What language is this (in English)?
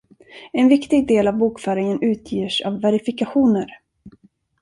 Swedish